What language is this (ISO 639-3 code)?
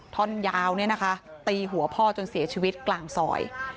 tha